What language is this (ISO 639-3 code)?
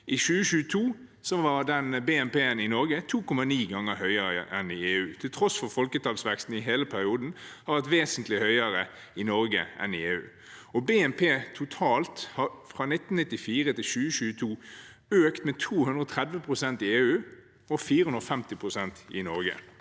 nor